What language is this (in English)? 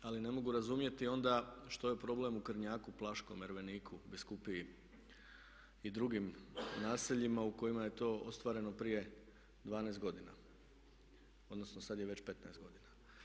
Croatian